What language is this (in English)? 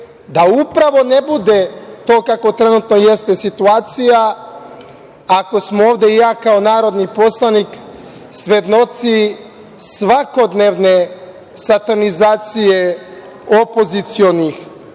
Serbian